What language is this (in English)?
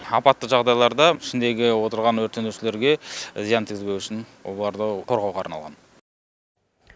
Kazakh